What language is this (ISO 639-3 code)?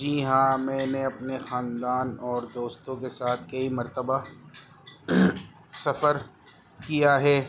urd